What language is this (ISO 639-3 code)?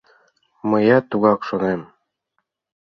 chm